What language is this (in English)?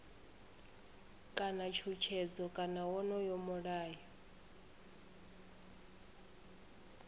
Venda